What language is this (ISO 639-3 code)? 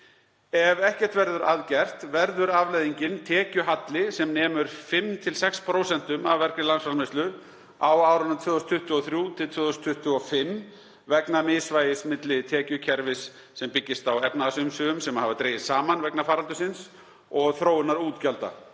isl